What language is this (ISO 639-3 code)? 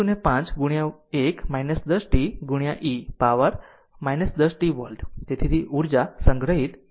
guj